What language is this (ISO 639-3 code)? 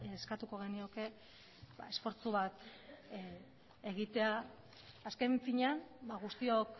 eus